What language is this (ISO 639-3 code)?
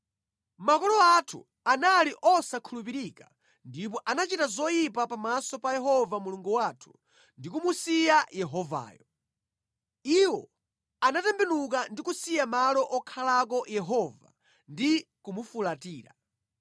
nya